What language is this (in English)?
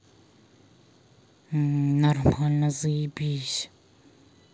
Russian